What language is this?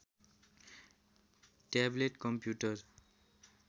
Nepali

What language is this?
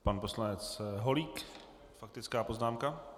Czech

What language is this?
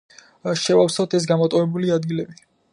Georgian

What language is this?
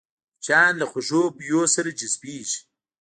Pashto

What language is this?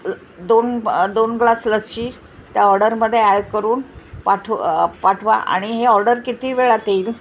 Marathi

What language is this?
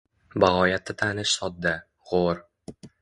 Uzbek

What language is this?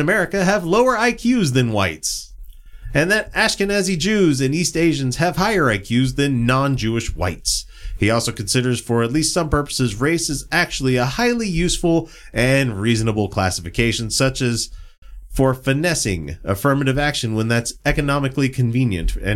English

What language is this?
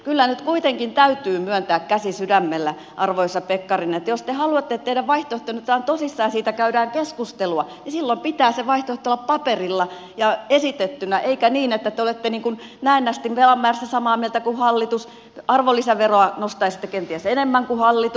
Finnish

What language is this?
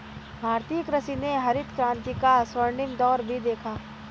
Hindi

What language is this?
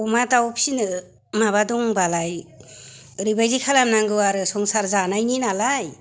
Bodo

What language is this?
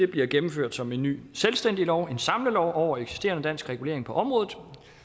Danish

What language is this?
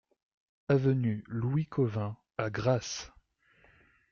French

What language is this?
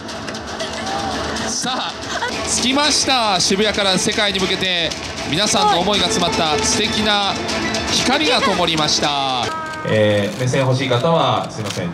Japanese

